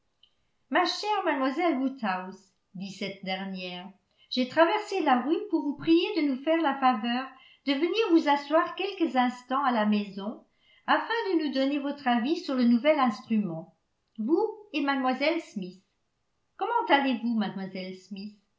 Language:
French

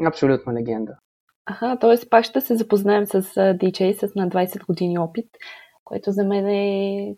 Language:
Bulgarian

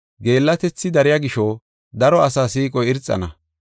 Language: Gofa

